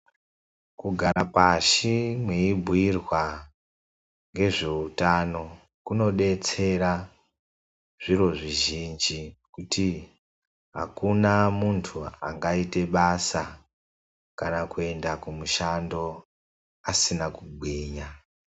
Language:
Ndau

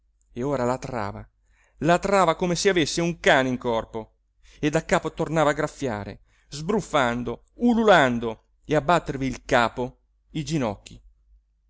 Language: Italian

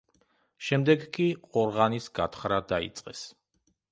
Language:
Georgian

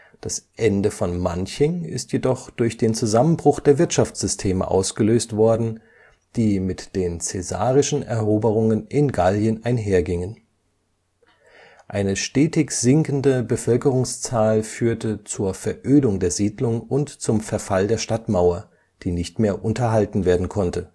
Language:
German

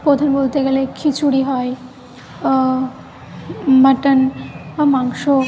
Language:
Bangla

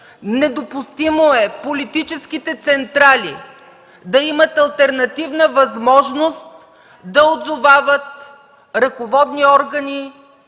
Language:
Bulgarian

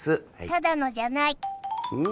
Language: Japanese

